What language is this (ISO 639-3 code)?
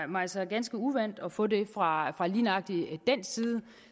dan